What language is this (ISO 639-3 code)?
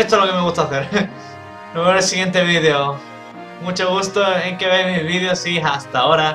spa